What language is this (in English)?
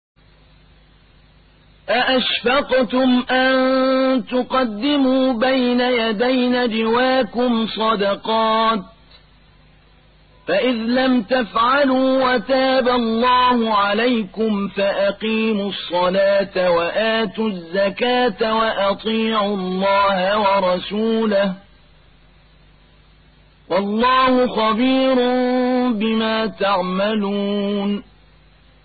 Arabic